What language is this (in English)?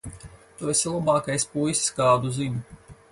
Latvian